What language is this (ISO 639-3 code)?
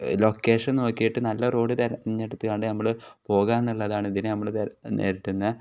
mal